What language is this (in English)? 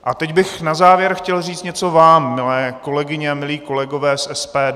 Czech